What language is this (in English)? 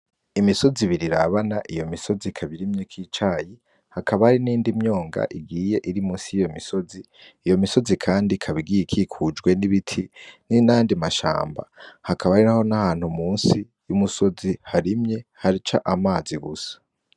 Rundi